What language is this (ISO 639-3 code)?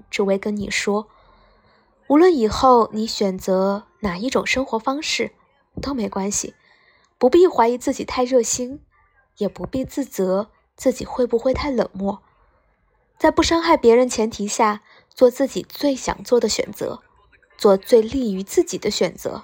zho